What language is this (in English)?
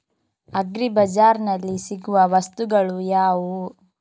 Kannada